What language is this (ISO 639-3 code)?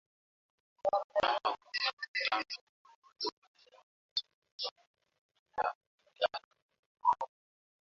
swa